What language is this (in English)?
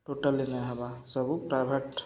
Odia